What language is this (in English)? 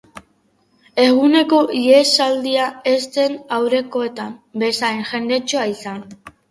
Basque